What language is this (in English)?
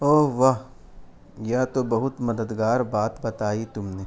Urdu